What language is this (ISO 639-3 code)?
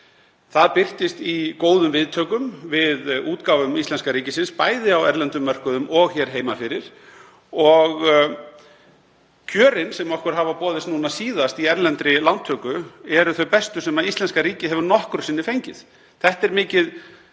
isl